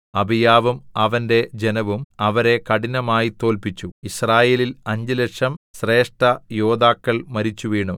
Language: Malayalam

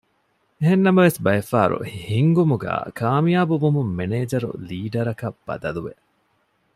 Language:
Divehi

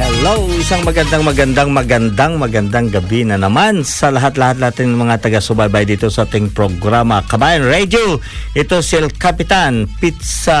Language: Filipino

